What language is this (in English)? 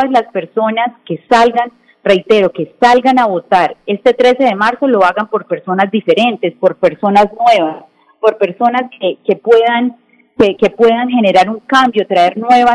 Spanish